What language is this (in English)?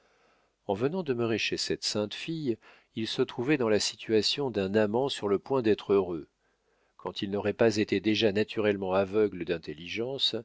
French